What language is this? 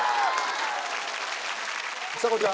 Japanese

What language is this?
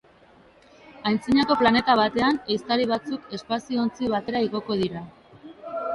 Basque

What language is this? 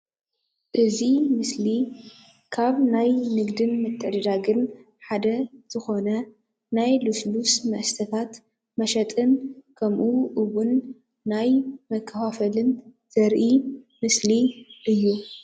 Tigrinya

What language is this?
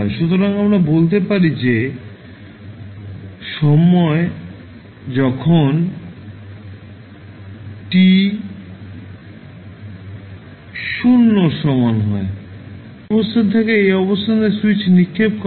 Bangla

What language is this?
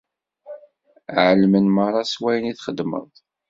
Kabyle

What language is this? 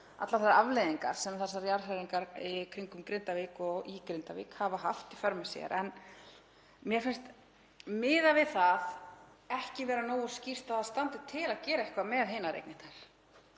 Icelandic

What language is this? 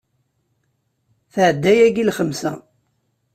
Kabyle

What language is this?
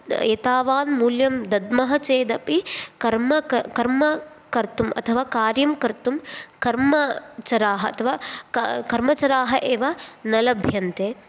Sanskrit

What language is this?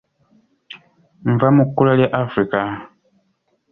Ganda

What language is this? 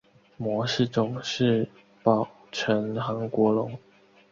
Chinese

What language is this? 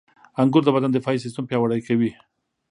Pashto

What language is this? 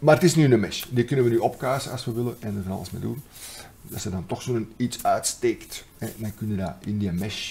Dutch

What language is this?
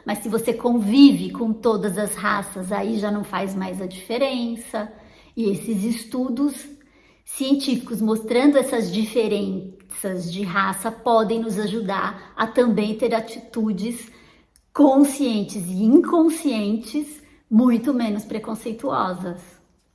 Portuguese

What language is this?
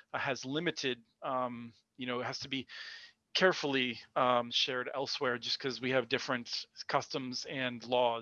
English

